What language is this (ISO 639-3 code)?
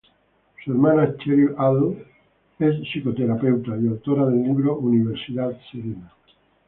spa